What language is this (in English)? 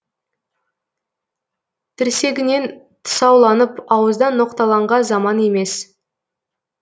Kazakh